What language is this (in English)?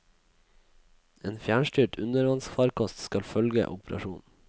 Norwegian